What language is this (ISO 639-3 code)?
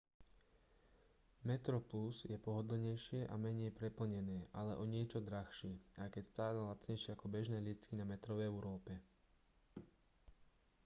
slk